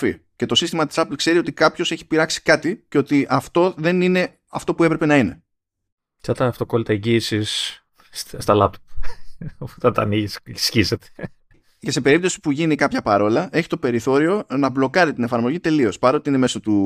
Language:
Greek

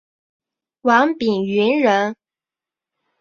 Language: Chinese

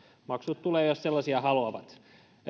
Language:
Finnish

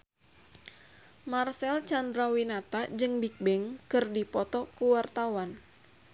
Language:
Sundanese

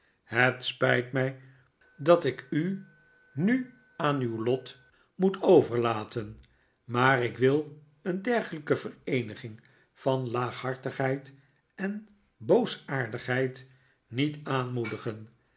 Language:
Dutch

